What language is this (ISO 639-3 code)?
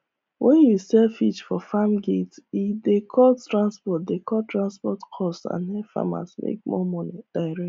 pcm